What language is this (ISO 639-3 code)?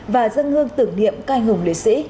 vie